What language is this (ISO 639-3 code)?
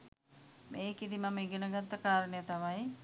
sin